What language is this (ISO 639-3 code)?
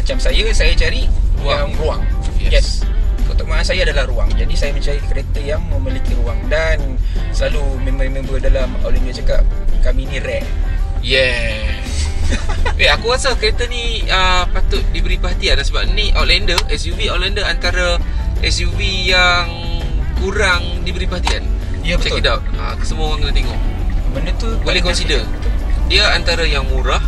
msa